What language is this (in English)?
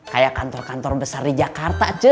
Indonesian